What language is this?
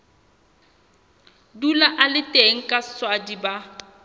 Southern Sotho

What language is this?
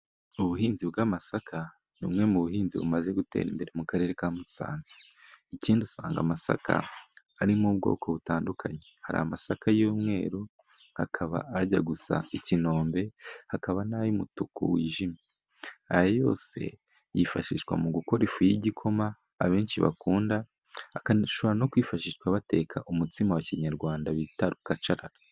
Kinyarwanda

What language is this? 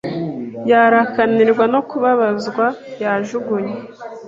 Kinyarwanda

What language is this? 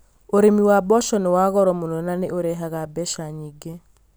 Kikuyu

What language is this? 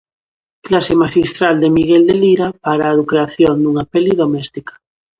Galician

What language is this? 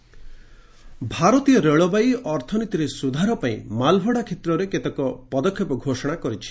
Odia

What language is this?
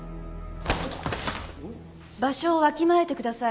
Japanese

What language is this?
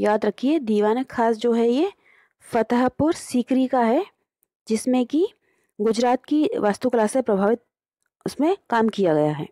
Hindi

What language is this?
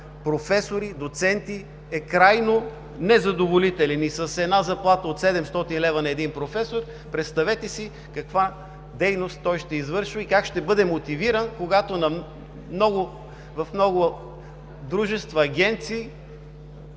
Bulgarian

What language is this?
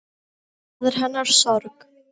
Icelandic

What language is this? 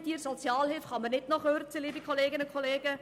Swiss German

